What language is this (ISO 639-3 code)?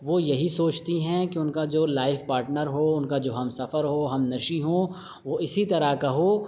urd